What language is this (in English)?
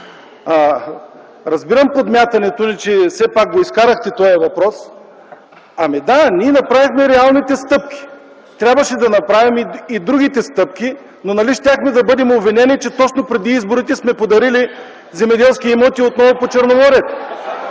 Bulgarian